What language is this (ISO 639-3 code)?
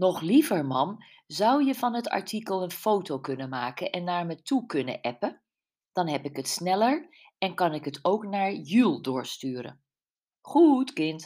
nld